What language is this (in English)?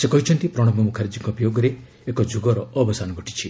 Odia